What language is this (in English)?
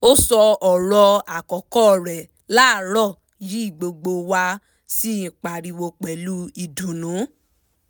Yoruba